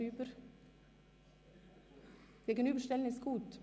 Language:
Swiss German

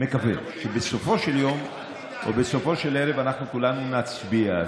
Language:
Hebrew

